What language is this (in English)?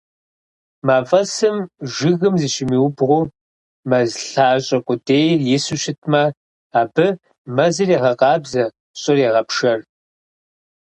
Kabardian